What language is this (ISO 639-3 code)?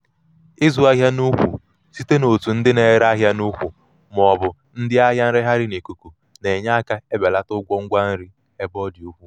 ibo